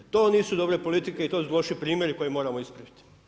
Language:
Croatian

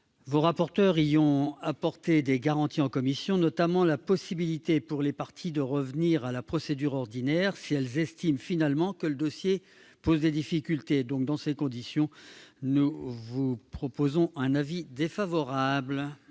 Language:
French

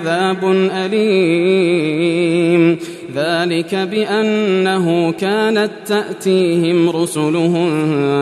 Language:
Arabic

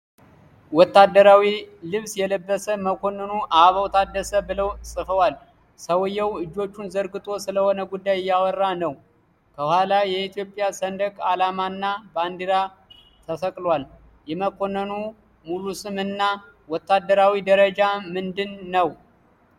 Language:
Amharic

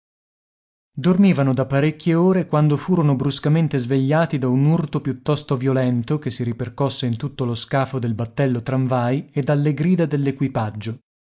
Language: Italian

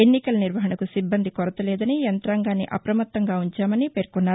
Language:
Telugu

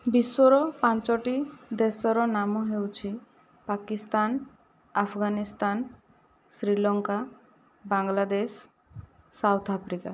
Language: Odia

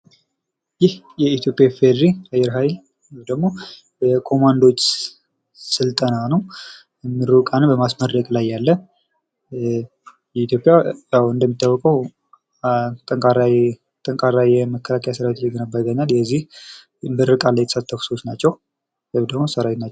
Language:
Amharic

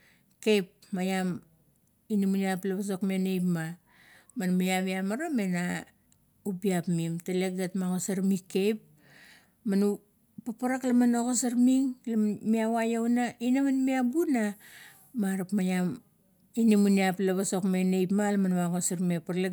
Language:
Kuot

